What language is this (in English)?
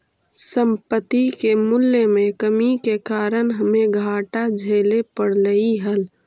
Magahi